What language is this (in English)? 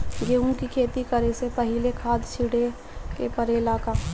Bhojpuri